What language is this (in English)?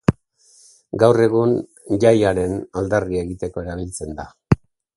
Basque